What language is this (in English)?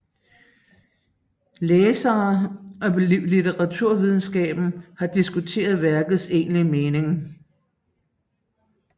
Danish